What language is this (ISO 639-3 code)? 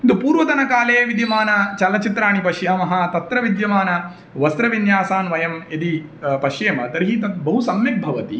san